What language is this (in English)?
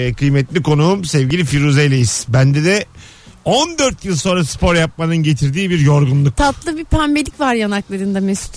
Turkish